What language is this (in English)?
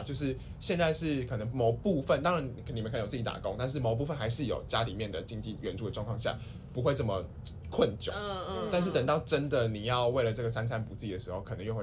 Chinese